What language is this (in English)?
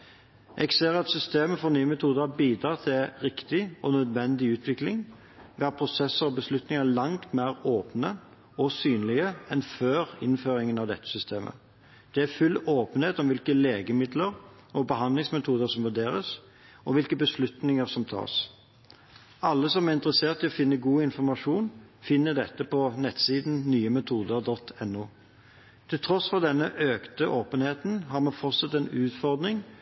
Norwegian Bokmål